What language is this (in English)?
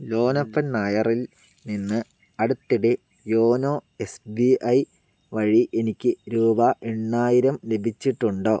Malayalam